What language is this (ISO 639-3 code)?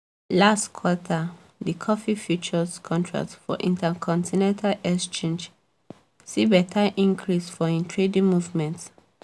pcm